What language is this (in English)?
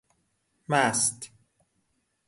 Persian